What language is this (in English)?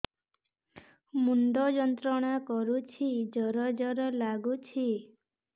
Odia